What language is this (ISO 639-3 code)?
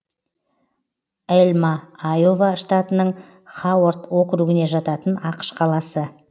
kaz